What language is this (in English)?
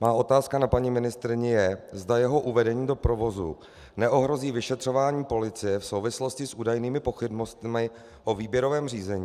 Czech